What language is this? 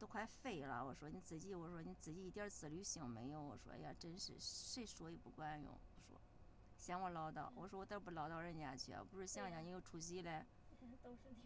Chinese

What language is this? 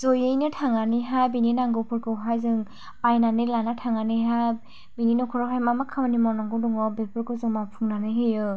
Bodo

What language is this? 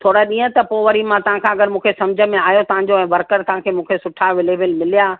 Sindhi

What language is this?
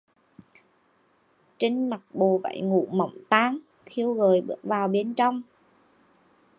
Vietnamese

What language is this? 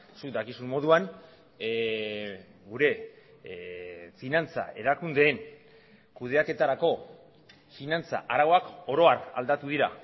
Basque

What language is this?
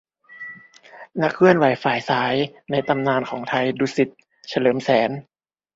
Thai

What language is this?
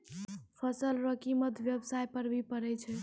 Maithili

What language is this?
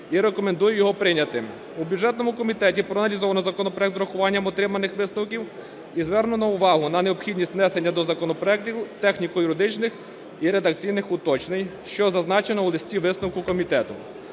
Ukrainian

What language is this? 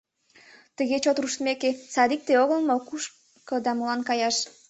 Mari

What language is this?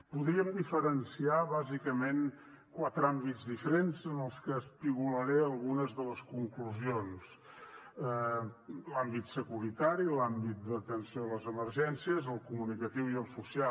Catalan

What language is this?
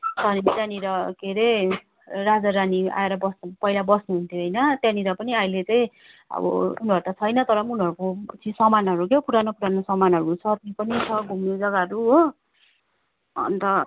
Nepali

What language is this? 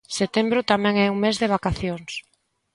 Galician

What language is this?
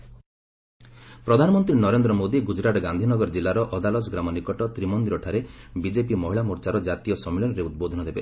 Odia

